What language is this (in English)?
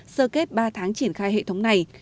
Vietnamese